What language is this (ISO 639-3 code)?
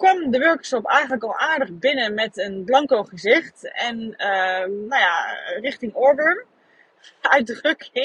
nld